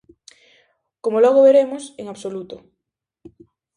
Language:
Galician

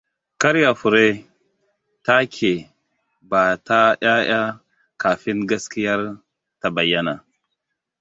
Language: Hausa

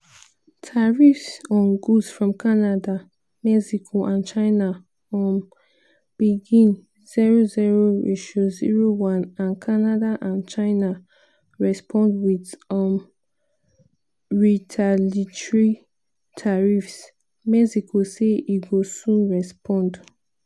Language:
Nigerian Pidgin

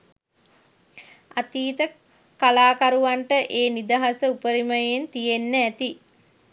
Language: Sinhala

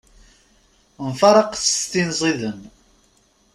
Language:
Kabyle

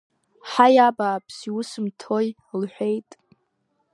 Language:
Abkhazian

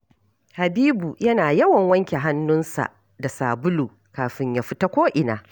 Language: Hausa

